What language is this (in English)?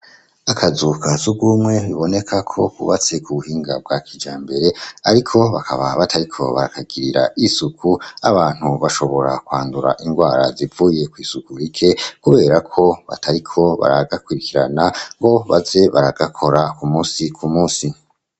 Rundi